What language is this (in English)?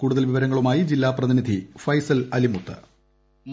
Malayalam